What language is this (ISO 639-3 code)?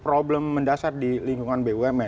ind